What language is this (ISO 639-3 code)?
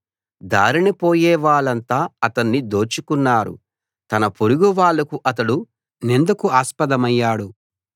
tel